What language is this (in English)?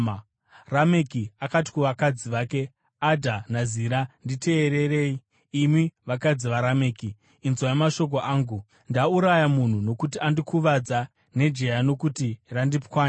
Shona